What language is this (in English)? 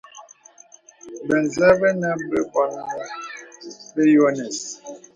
Bebele